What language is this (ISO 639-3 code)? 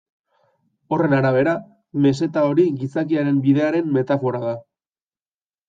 eus